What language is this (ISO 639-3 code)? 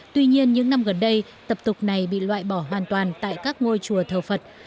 vie